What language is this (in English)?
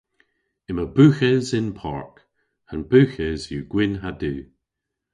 Cornish